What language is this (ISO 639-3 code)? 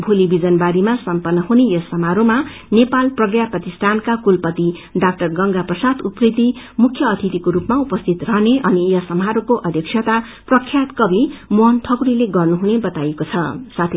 nep